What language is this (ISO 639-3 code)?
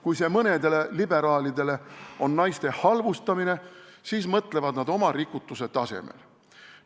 est